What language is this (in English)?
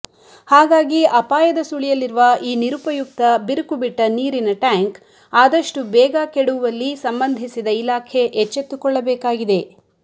Kannada